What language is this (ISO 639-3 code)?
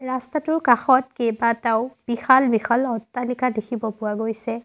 asm